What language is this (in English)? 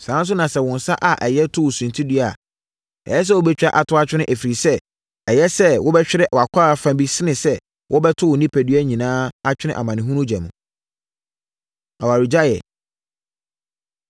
Akan